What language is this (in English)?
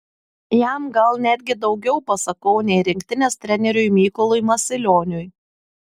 Lithuanian